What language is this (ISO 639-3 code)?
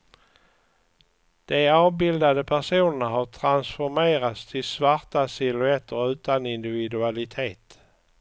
swe